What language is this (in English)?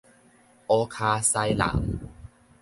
Min Nan Chinese